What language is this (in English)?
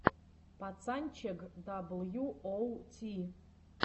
Russian